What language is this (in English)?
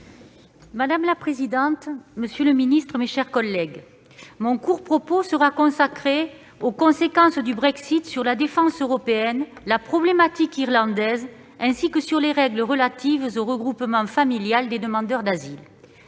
French